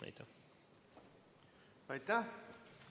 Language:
Estonian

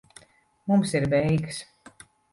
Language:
Latvian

